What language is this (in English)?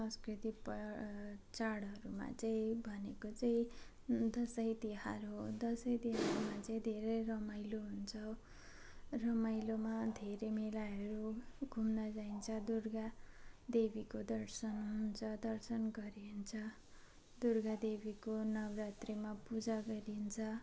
Nepali